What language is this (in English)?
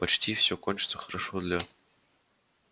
Russian